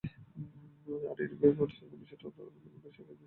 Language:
Bangla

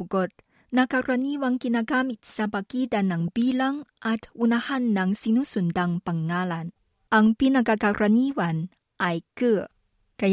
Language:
Filipino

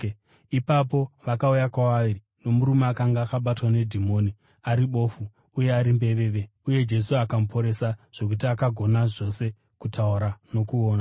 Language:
Shona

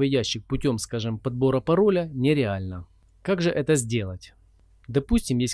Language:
Russian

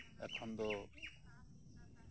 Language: Santali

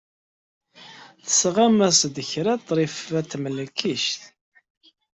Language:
Kabyle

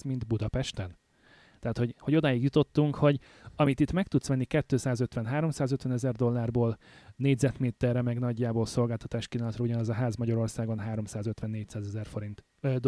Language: Hungarian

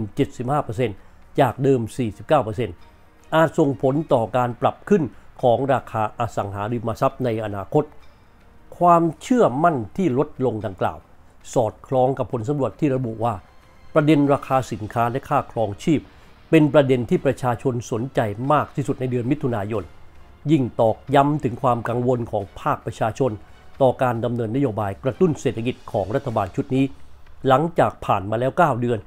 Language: Thai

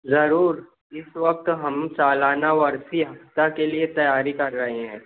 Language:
Urdu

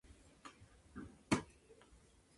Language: Spanish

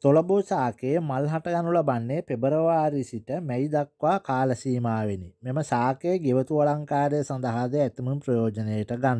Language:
Thai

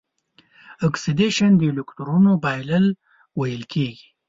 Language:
Pashto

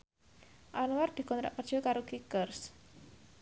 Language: Javanese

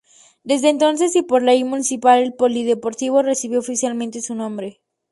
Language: Spanish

